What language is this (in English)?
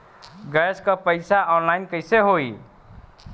Bhojpuri